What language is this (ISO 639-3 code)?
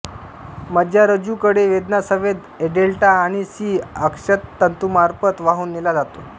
mar